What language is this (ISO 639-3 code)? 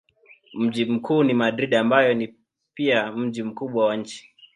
swa